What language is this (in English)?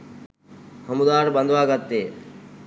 Sinhala